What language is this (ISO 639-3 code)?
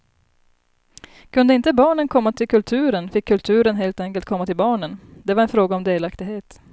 swe